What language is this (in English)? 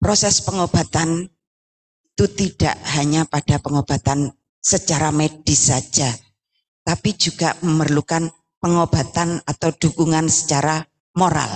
Indonesian